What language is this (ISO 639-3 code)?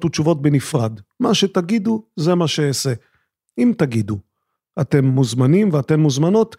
heb